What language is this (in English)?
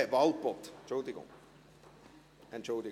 Swiss German